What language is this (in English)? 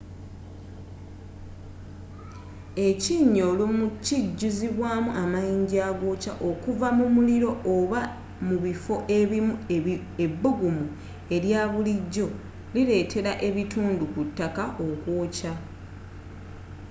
Ganda